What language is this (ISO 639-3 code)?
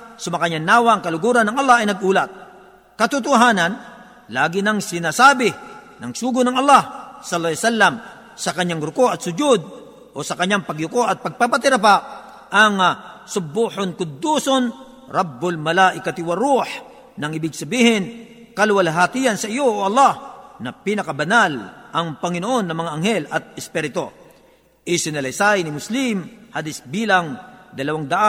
fil